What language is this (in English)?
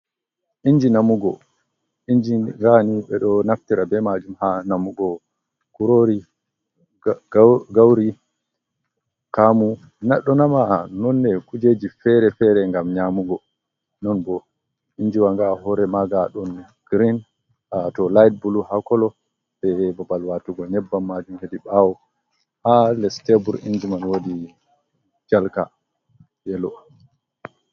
Fula